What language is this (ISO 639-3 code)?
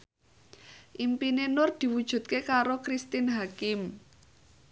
jav